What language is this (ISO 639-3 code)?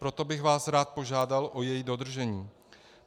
ces